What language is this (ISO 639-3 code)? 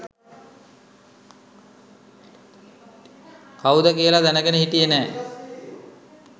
sin